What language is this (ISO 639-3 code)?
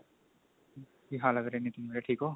pan